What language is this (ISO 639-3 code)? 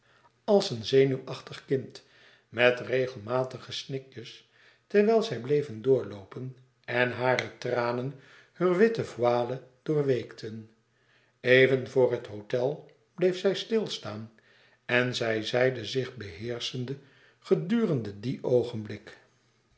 nld